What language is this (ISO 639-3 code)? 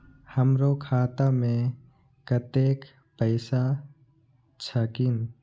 mai